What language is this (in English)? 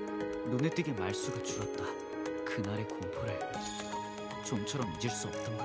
Korean